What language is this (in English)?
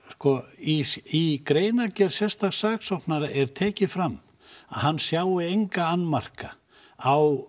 Icelandic